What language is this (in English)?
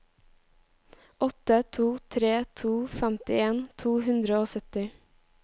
Norwegian